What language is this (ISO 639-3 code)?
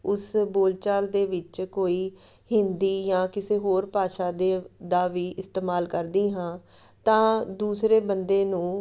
pan